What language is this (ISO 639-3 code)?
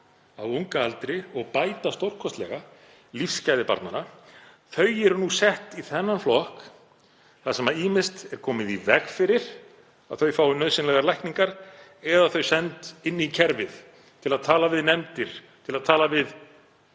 isl